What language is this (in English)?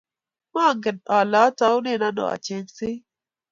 Kalenjin